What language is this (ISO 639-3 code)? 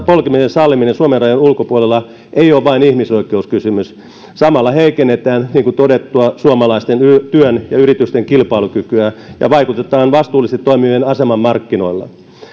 fin